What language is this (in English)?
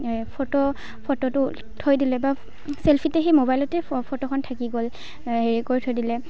Assamese